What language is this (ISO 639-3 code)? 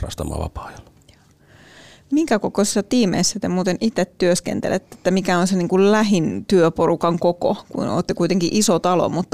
fin